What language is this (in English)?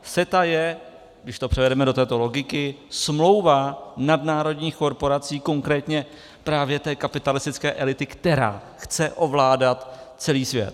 Czech